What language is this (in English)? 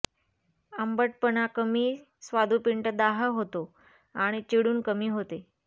Marathi